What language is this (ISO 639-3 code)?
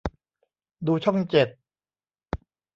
tha